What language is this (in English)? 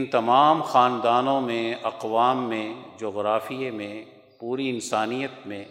Urdu